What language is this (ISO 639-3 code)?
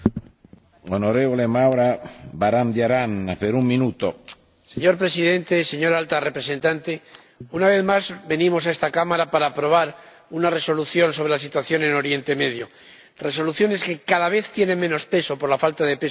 spa